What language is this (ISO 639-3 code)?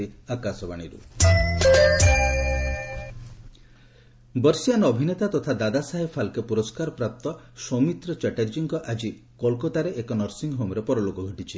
ori